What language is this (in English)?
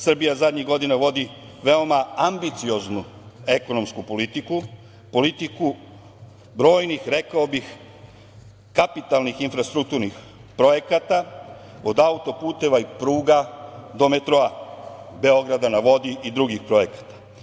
Serbian